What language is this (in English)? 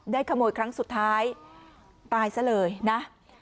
Thai